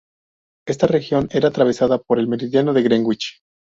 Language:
Spanish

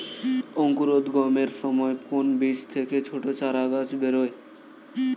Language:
Bangla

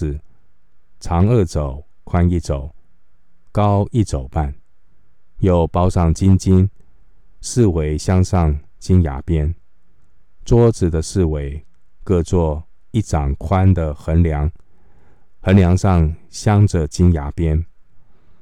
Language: Chinese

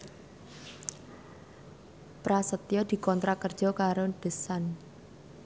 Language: Javanese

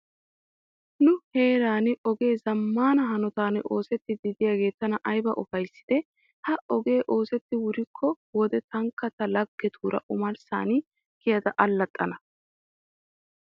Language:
Wolaytta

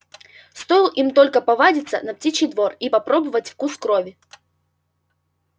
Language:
Russian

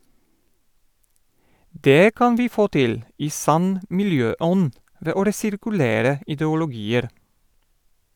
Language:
Norwegian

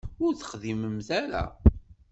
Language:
Kabyle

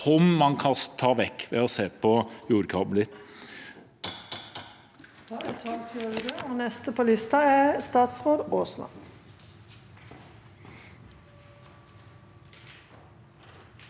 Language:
Norwegian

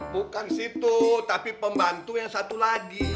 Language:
Indonesian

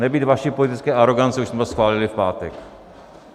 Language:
Czech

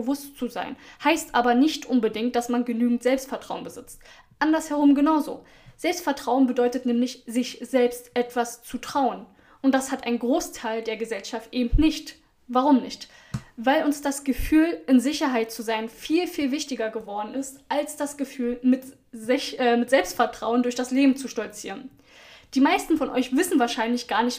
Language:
German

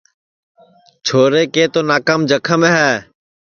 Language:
Sansi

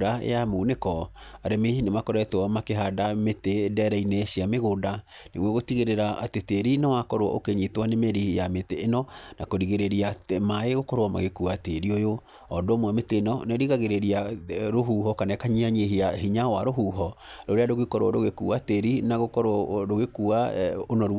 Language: Kikuyu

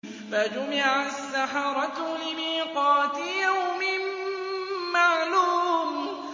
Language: Arabic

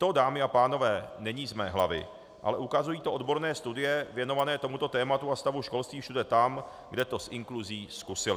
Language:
Czech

